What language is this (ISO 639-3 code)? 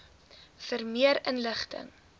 afr